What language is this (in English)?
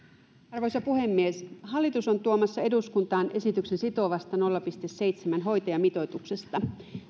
Finnish